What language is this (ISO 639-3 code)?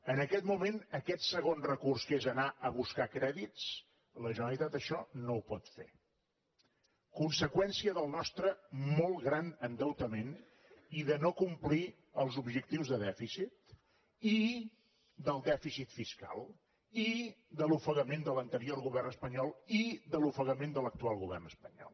cat